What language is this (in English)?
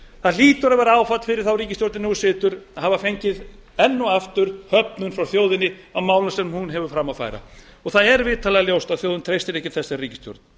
Icelandic